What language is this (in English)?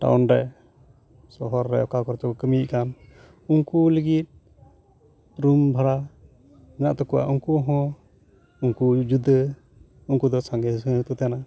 Santali